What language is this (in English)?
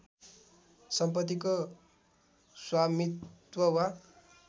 Nepali